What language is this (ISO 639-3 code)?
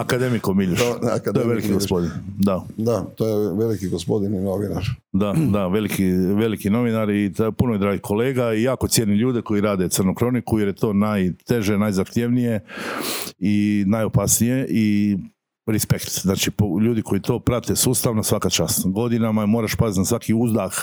hrv